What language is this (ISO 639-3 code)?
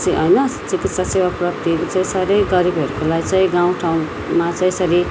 nep